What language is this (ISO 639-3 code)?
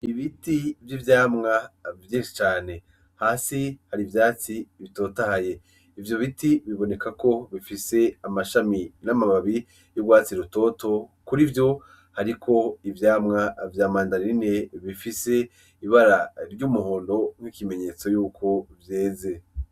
run